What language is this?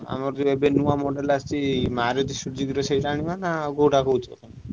Odia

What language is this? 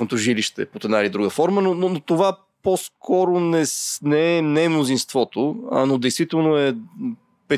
Bulgarian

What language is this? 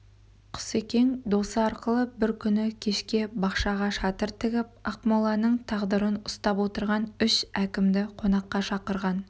Kazakh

